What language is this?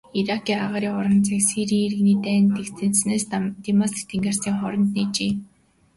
Mongolian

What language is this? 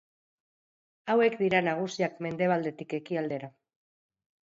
Basque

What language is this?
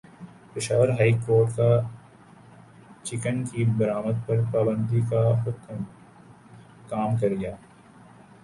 Urdu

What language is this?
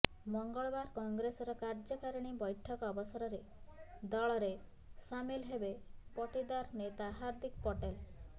Odia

